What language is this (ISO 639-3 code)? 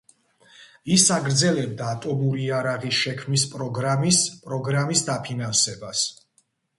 kat